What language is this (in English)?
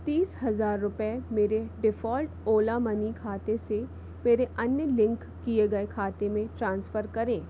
Hindi